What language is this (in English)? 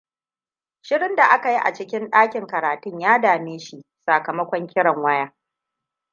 Hausa